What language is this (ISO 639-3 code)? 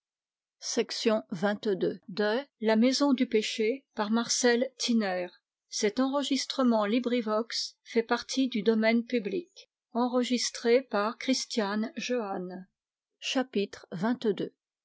fra